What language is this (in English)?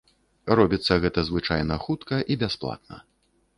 Belarusian